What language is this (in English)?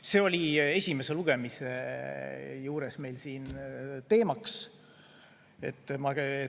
Estonian